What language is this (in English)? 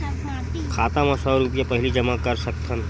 Chhattisgarhi